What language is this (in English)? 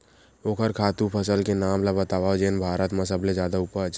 Chhattisgarhi